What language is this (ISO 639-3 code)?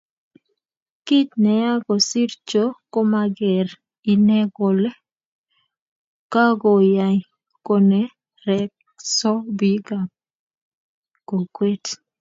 kln